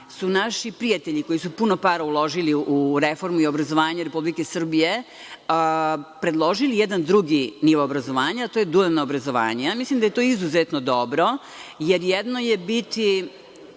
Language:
Serbian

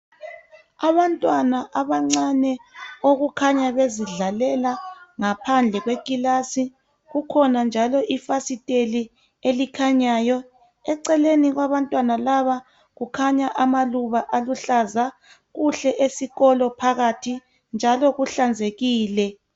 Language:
North Ndebele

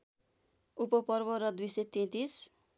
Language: Nepali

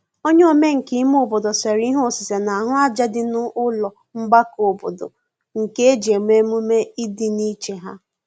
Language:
Igbo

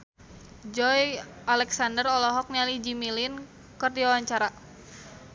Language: Sundanese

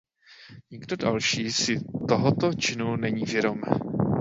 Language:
Czech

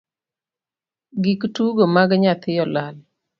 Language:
Luo (Kenya and Tanzania)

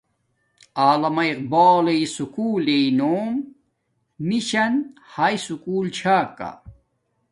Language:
Domaaki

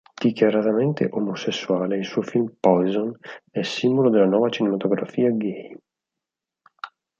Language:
Italian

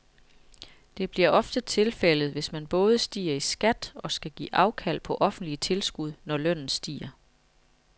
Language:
Danish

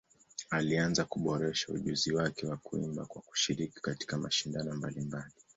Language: Swahili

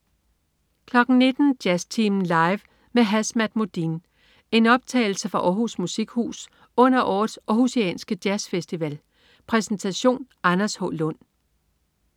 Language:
Danish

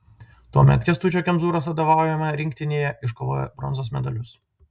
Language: Lithuanian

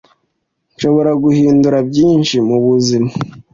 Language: Kinyarwanda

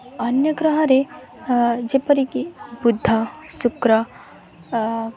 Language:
Odia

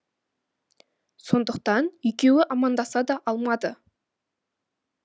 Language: Kazakh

